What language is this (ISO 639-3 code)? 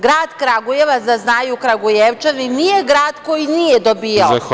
srp